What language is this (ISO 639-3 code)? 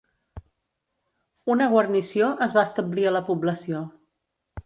cat